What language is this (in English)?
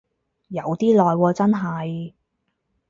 Cantonese